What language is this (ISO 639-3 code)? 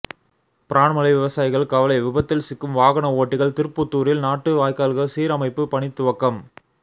tam